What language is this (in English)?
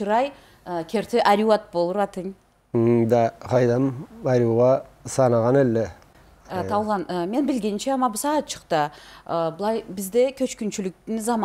Turkish